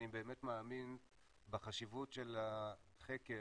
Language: Hebrew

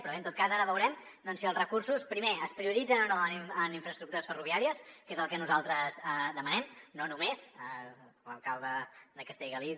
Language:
Catalan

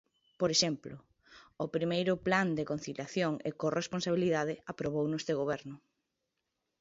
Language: Galician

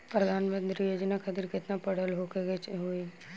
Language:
Bhojpuri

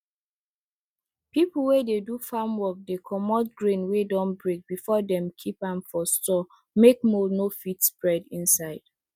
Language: Nigerian Pidgin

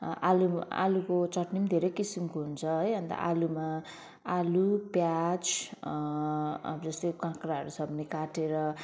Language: Nepali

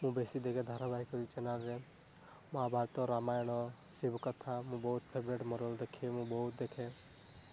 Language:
Odia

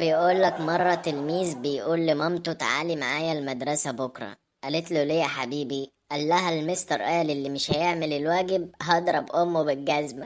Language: Arabic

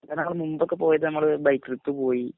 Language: Malayalam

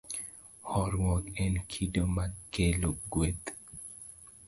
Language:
Luo (Kenya and Tanzania)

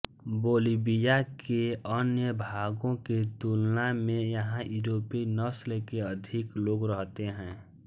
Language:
Hindi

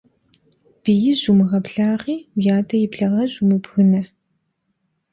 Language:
Kabardian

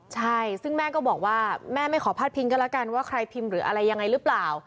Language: Thai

